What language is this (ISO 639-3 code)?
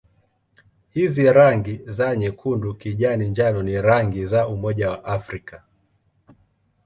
swa